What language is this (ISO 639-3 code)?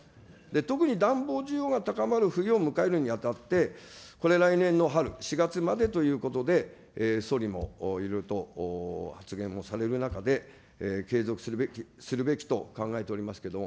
jpn